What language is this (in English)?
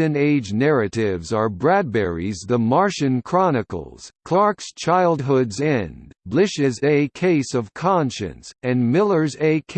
English